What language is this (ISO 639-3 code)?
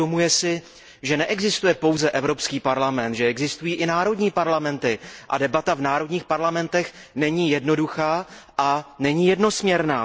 ces